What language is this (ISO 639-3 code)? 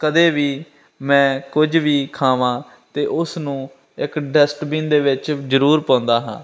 pan